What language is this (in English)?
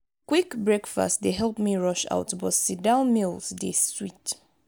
Nigerian Pidgin